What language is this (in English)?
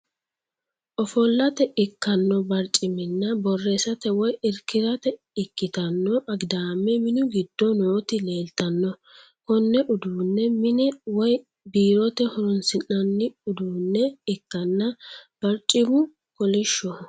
Sidamo